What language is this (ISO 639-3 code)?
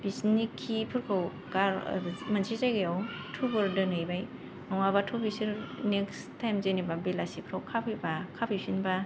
brx